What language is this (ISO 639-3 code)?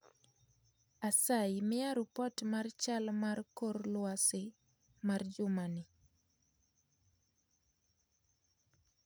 luo